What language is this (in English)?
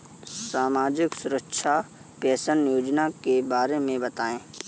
Hindi